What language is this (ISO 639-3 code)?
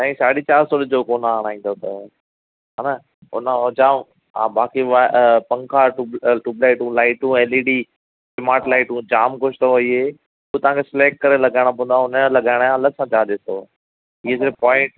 snd